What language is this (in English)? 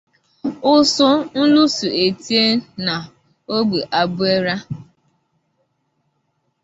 Igbo